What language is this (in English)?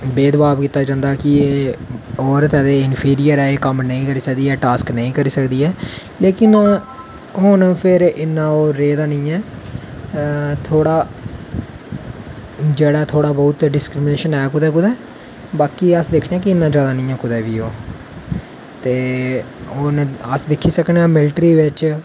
Dogri